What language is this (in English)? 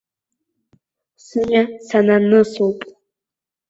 Abkhazian